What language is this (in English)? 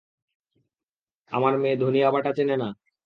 Bangla